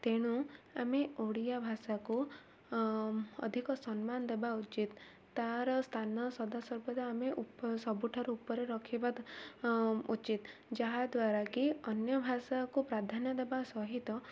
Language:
Odia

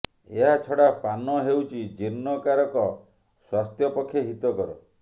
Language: Odia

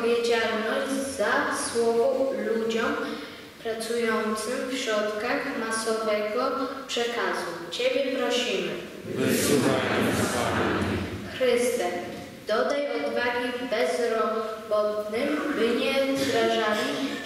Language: Polish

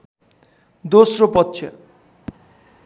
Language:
Nepali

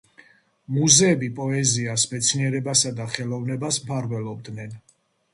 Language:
Georgian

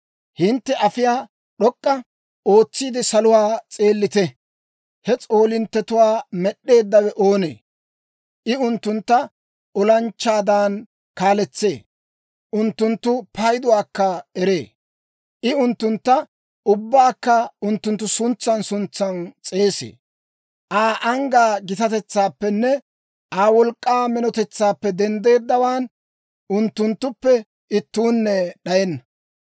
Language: Dawro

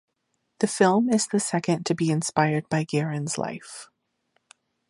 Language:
English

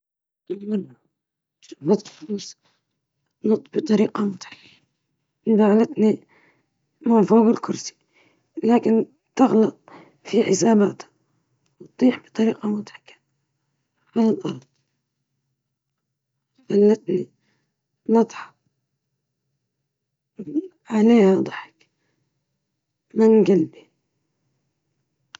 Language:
Libyan Arabic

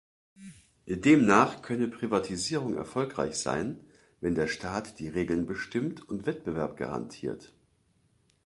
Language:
German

